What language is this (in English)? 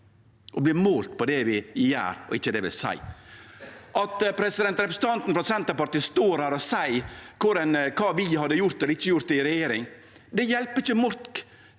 Norwegian